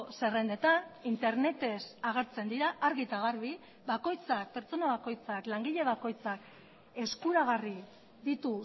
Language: Basque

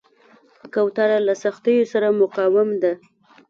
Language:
Pashto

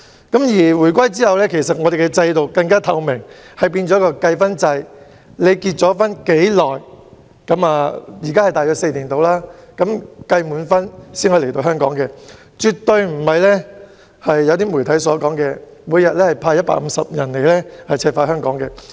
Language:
Cantonese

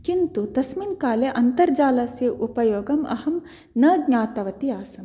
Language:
Sanskrit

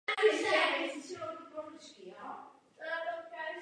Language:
Czech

